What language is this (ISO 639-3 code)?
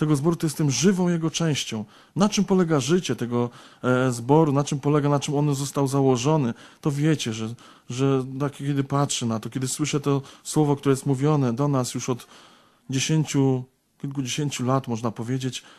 pol